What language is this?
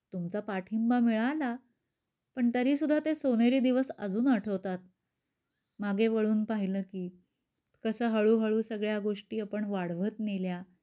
Marathi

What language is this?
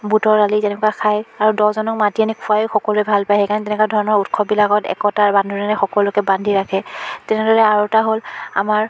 Assamese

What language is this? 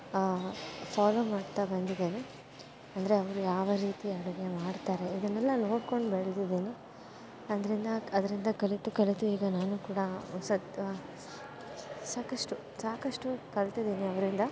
Kannada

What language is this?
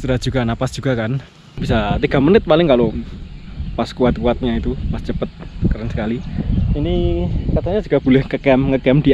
Indonesian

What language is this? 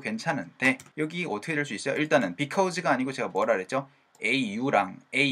Korean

